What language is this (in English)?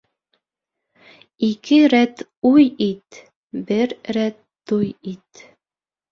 Bashkir